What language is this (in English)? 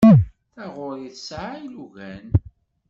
Kabyle